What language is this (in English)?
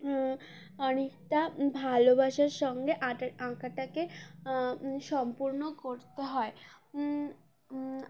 Bangla